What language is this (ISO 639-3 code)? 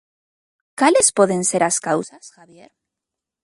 glg